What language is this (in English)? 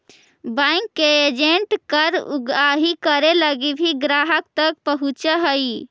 Magahi